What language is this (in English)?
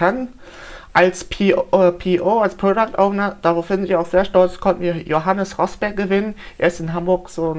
German